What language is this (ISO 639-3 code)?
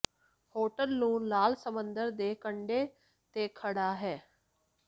pan